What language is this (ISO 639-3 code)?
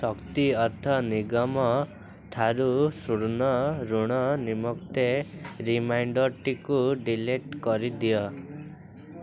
ori